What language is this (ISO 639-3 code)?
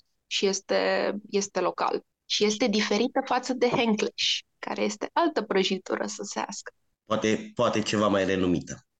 ron